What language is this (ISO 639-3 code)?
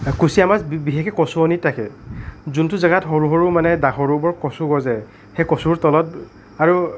asm